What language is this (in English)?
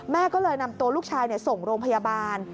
Thai